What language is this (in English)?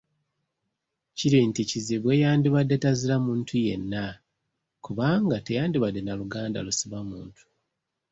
Ganda